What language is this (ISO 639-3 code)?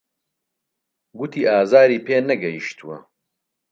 ckb